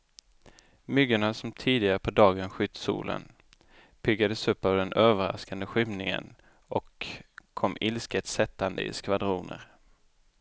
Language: Swedish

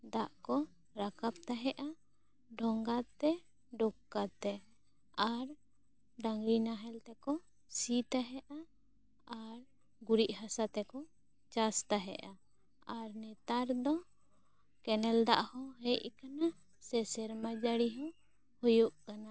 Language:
Santali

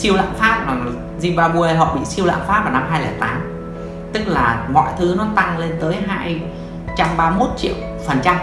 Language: Vietnamese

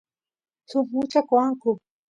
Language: Santiago del Estero Quichua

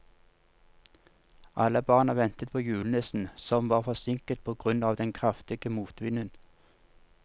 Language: Norwegian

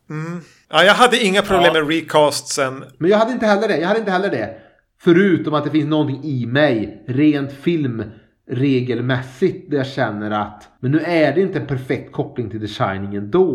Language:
Swedish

